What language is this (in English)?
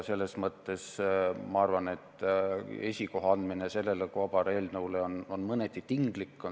Estonian